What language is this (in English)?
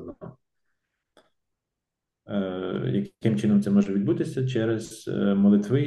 Ukrainian